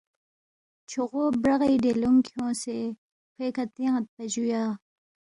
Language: Balti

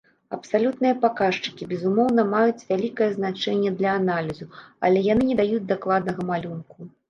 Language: Belarusian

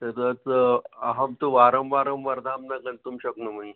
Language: Sanskrit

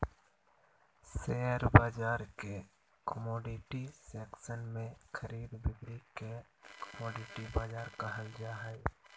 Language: Magahi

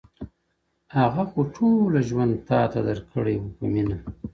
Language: Pashto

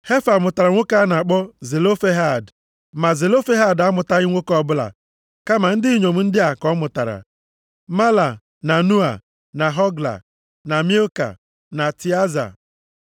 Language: Igbo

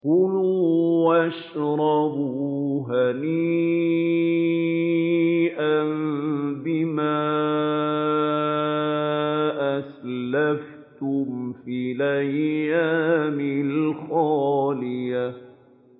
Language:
Arabic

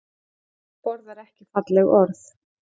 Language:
Icelandic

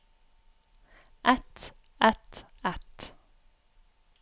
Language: Norwegian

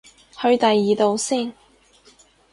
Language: Cantonese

